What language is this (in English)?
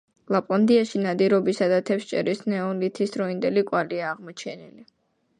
Georgian